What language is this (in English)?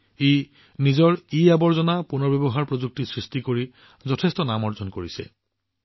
Assamese